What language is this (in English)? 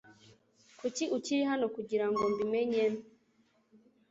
Kinyarwanda